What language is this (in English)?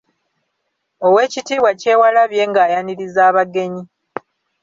Ganda